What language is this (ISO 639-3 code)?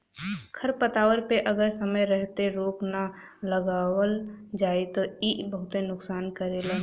bho